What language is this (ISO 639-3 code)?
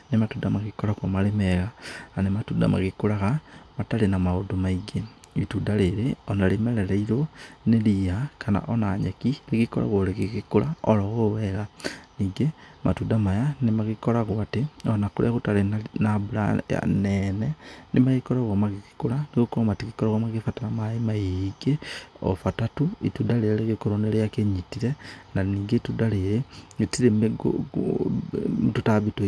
kik